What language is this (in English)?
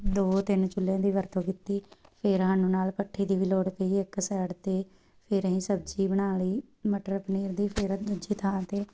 Punjabi